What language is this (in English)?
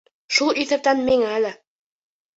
Bashkir